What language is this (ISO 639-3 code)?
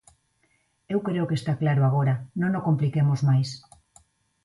glg